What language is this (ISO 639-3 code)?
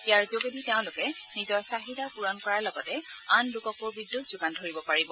asm